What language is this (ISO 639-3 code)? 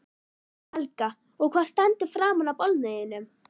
isl